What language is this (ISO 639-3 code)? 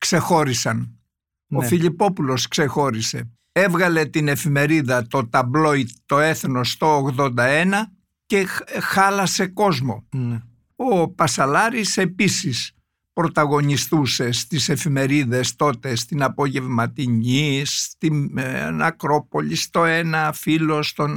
ell